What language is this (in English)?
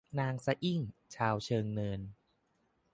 Thai